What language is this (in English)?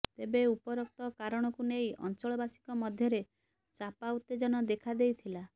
Odia